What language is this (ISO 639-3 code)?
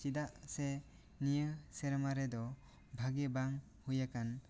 sat